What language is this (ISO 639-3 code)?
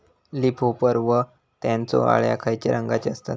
mar